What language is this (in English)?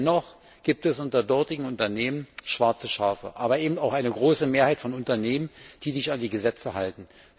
German